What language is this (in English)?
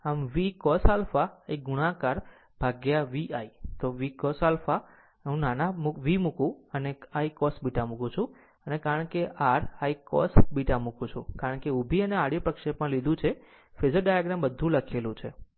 Gujarati